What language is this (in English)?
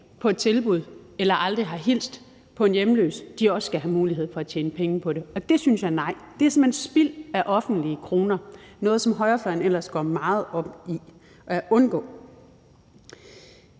Danish